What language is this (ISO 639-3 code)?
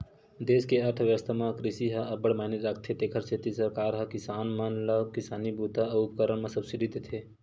hne